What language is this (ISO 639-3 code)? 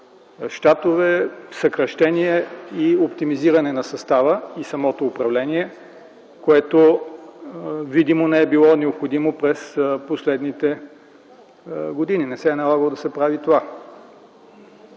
bul